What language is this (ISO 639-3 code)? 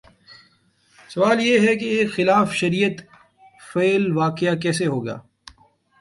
urd